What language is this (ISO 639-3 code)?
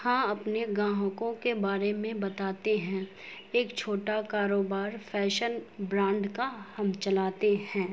urd